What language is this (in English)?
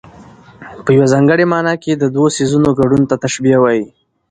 Pashto